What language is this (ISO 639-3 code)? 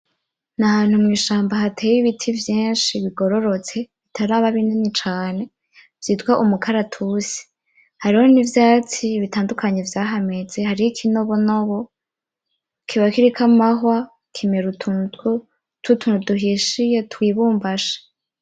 run